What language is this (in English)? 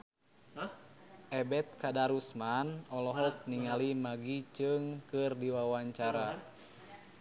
Sundanese